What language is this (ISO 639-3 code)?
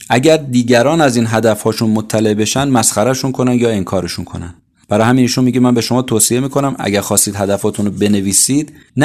fas